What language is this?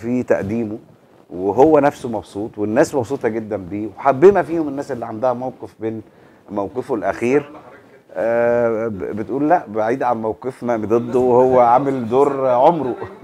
Arabic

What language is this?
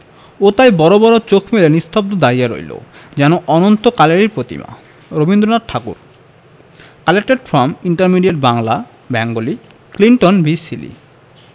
Bangla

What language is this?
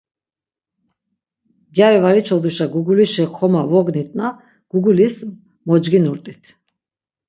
Laz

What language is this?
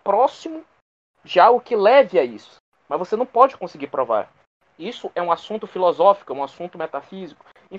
Portuguese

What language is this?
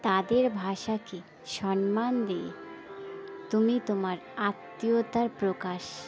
Bangla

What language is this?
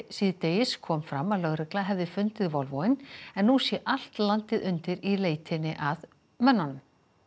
Icelandic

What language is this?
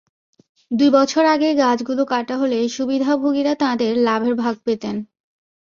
Bangla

